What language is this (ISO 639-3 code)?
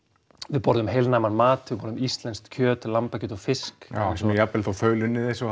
isl